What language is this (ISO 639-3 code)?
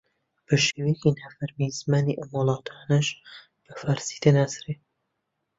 ckb